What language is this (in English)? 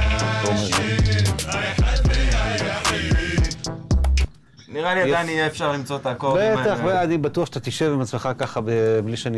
Hebrew